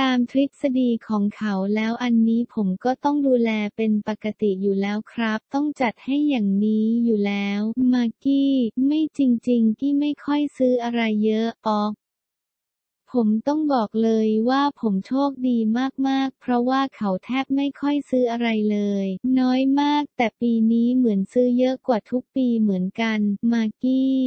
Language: Thai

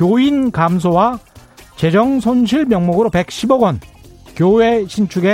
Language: Korean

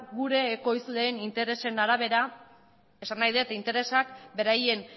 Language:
Basque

